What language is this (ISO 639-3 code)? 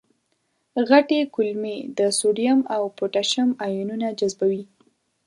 pus